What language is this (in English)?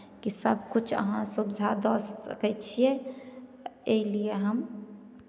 Maithili